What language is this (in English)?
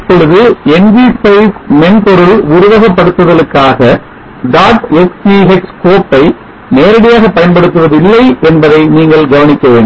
Tamil